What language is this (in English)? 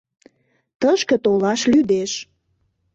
Mari